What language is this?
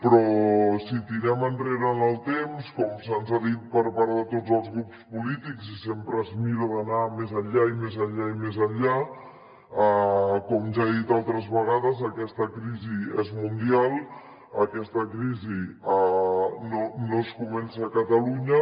Catalan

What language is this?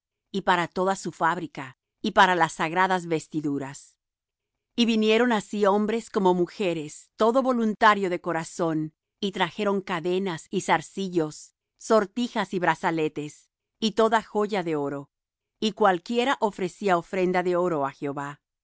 Spanish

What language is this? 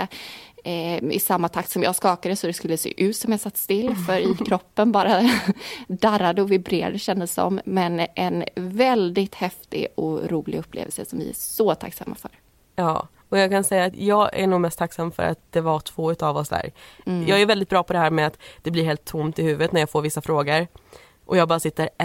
Swedish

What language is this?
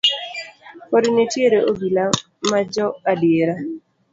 Luo (Kenya and Tanzania)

